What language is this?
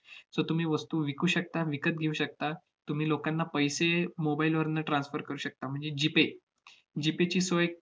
Marathi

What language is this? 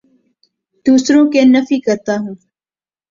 Urdu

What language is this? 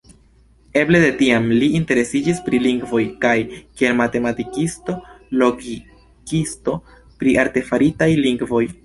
Esperanto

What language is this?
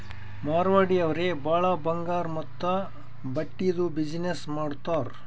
Kannada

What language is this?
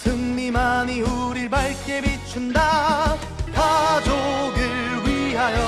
Korean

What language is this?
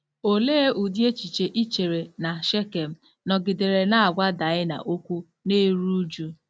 Igbo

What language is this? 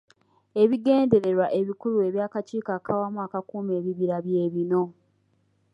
Ganda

